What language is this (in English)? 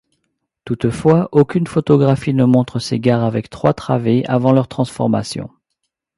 French